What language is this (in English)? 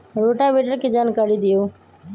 Magahi